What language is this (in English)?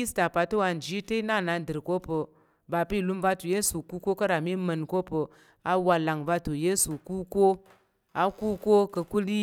Tarok